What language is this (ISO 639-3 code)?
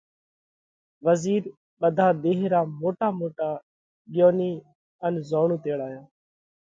kvx